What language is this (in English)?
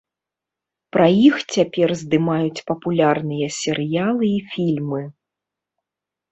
Belarusian